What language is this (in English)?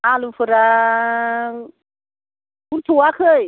Bodo